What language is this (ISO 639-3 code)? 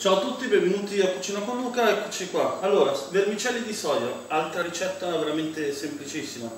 ita